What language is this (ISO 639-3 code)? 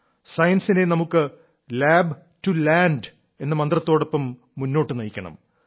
mal